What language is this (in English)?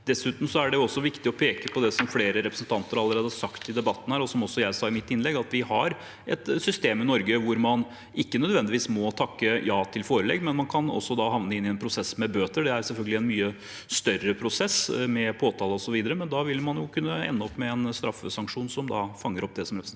Norwegian